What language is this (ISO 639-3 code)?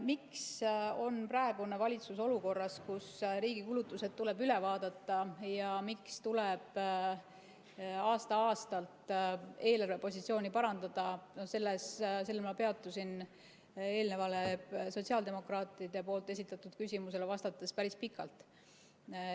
est